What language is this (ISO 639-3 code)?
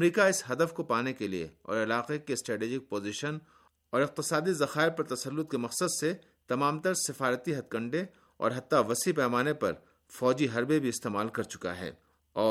urd